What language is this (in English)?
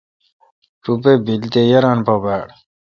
Kalkoti